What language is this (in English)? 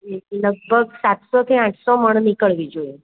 Gujarati